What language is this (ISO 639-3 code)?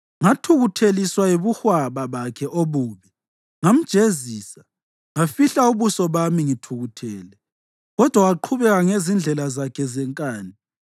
nde